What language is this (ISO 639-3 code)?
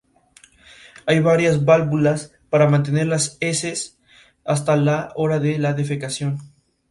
spa